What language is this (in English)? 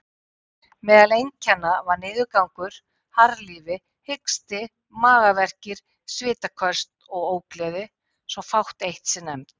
Icelandic